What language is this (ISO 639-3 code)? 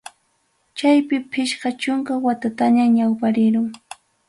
quy